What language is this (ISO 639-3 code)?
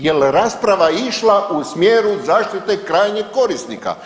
hrv